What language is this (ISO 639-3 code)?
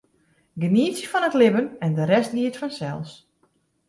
fry